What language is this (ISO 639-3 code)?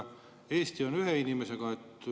est